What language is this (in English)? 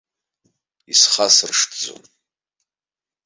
Abkhazian